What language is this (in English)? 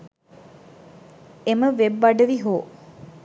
Sinhala